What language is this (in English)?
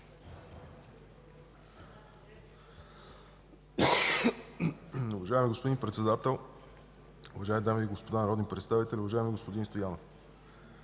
Bulgarian